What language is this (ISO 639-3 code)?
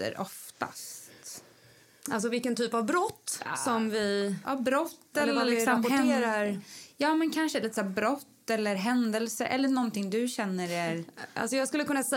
swe